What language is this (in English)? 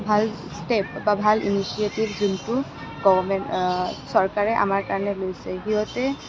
Assamese